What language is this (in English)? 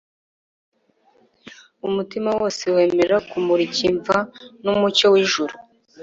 Kinyarwanda